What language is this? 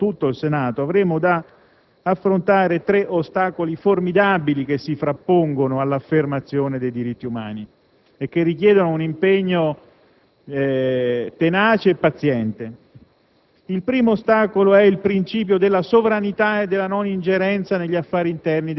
Italian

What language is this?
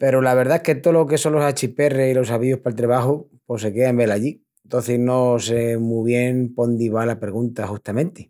Extremaduran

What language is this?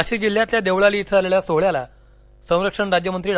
Marathi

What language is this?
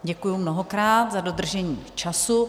Czech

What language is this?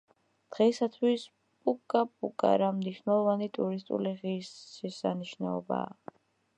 Georgian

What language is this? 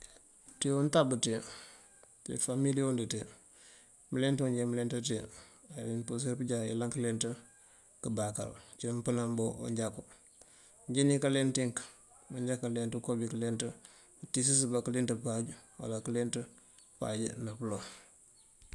Mandjak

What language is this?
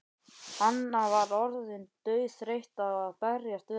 Icelandic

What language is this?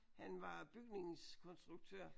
Danish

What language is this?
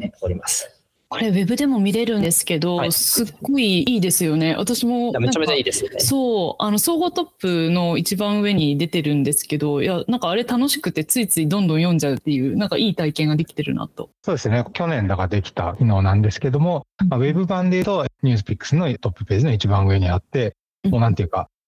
Japanese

